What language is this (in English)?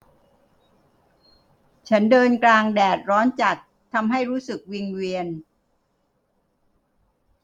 Thai